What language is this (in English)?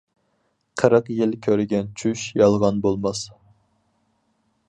Uyghur